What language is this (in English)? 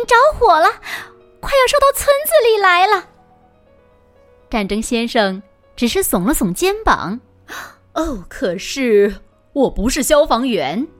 Chinese